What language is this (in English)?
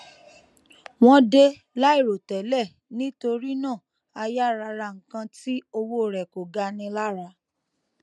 Yoruba